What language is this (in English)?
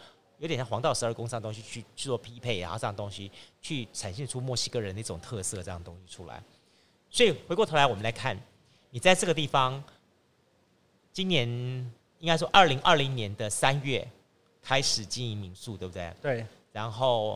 Chinese